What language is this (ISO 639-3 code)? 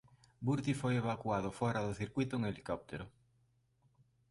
glg